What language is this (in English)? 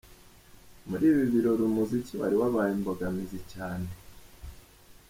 Kinyarwanda